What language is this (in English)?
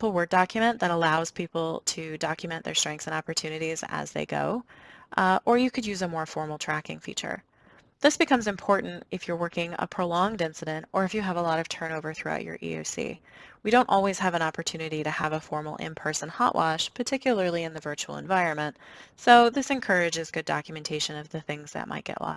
English